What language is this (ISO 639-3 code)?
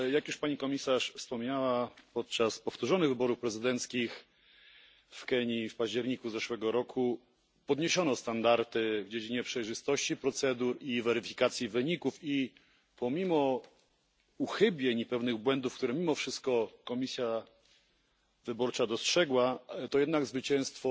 pol